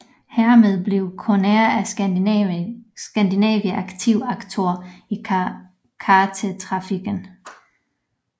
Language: Danish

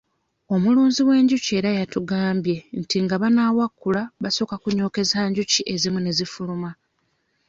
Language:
Ganda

